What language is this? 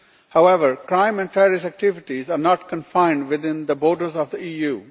English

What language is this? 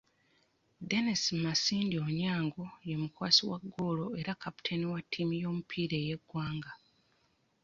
Ganda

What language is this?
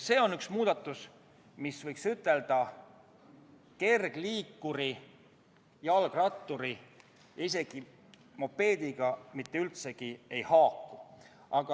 Estonian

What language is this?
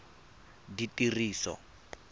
Tswana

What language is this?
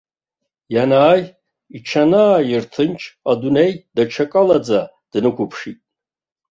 Abkhazian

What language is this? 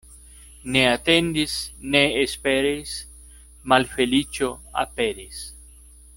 Esperanto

